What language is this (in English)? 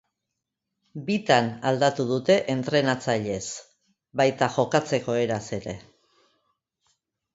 Basque